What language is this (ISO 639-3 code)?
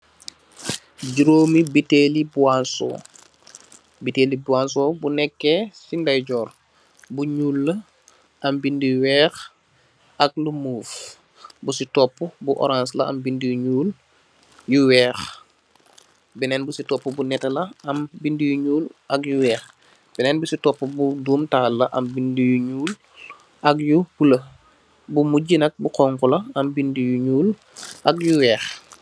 wol